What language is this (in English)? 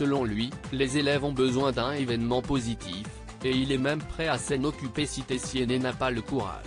French